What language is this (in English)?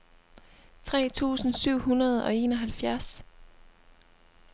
Danish